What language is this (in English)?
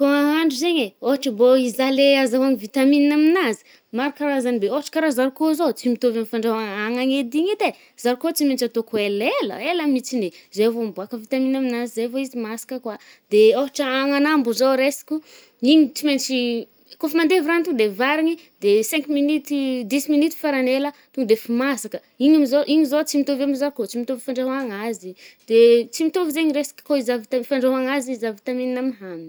Northern Betsimisaraka Malagasy